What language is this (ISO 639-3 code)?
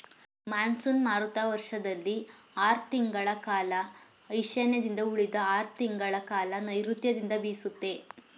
kan